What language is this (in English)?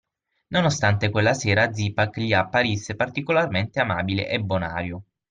Italian